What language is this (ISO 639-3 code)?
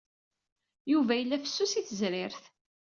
kab